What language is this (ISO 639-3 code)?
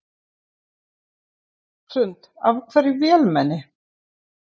isl